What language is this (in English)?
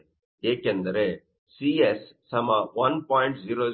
Kannada